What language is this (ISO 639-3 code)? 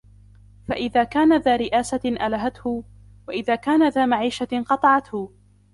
ara